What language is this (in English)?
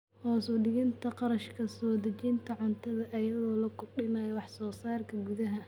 Somali